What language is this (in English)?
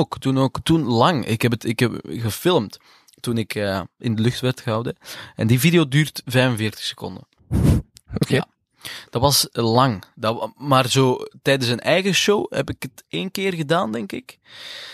Dutch